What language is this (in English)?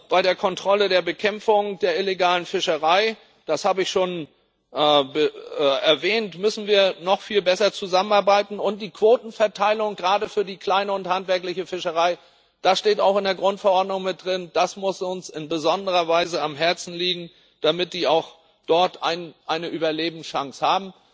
German